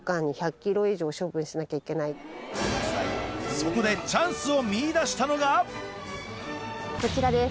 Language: Japanese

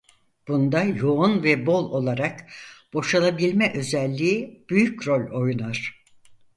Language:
Turkish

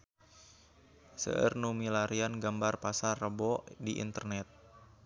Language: Sundanese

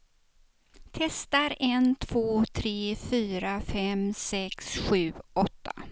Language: Swedish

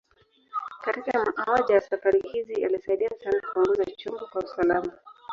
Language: Swahili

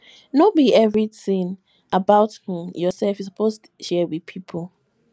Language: Nigerian Pidgin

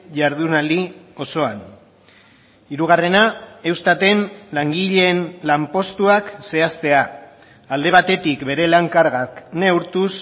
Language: Basque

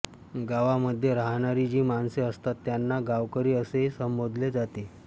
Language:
Marathi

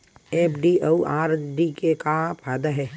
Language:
Chhattisgarhi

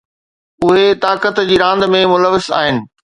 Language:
Sindhi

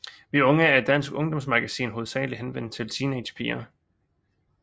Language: Danish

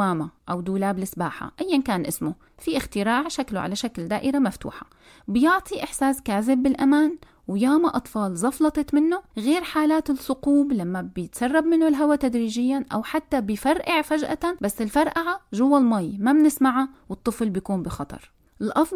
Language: Arabic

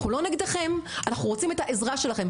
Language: Hebrew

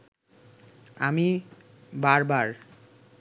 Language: Bangla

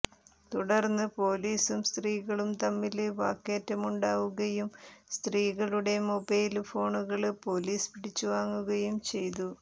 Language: Malayalam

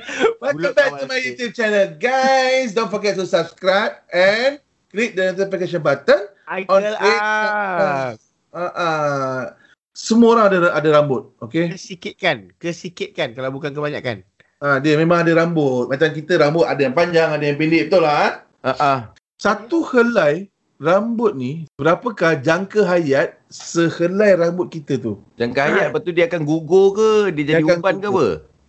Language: Malay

